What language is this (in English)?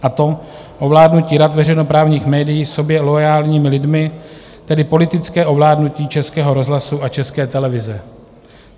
Czech